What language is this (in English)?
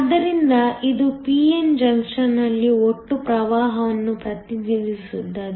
Kannada